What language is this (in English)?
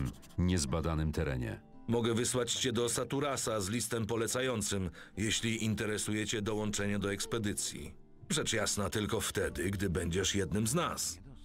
Polish